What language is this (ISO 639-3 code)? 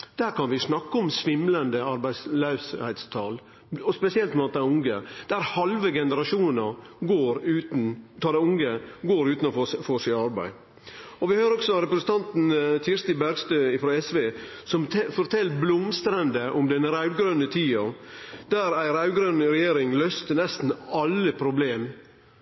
nno